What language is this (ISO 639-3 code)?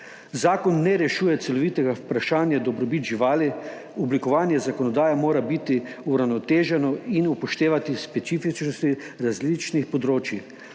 slv